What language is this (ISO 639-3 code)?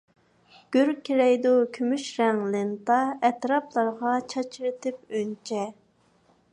uig